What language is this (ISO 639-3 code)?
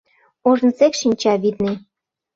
chm